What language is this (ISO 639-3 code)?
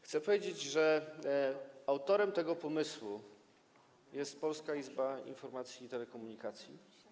pol